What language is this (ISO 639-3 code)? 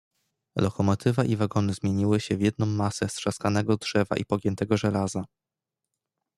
pol